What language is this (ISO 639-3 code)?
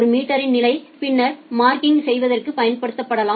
tam